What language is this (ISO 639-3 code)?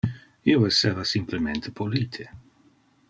ina